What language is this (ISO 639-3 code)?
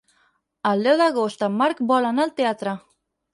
cat